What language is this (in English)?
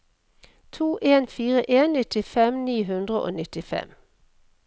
Norwegian